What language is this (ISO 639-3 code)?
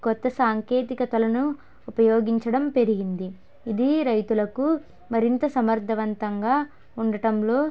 tel